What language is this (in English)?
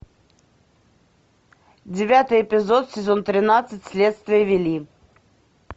Russian